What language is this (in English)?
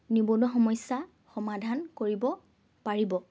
Assamese